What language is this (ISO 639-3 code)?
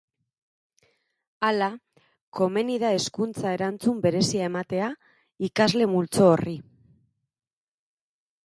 eus